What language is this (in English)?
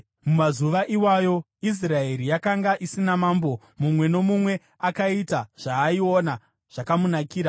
Shona